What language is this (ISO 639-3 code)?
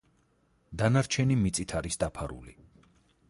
kat